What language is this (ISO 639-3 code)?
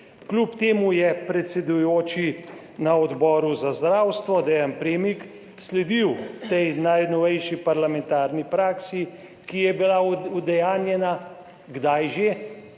slv